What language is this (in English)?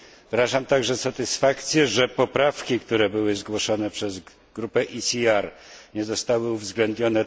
Polish